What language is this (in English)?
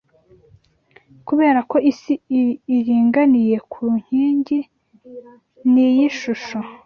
Kinyarwanda